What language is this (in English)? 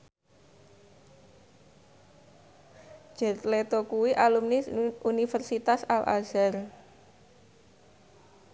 Javanese